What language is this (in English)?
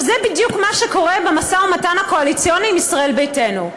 Hebrew